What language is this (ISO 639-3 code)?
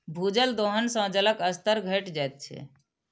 mai